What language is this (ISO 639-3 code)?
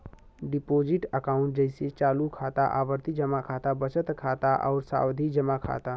bho